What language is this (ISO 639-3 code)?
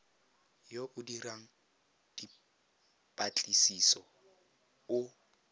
tsn